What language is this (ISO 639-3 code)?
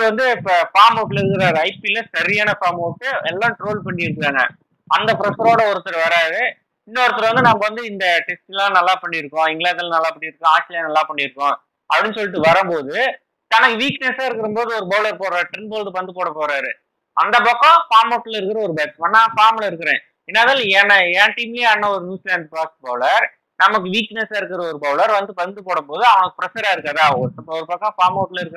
tam